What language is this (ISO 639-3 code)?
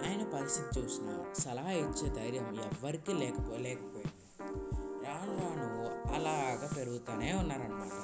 tel